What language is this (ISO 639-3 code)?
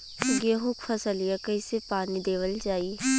bho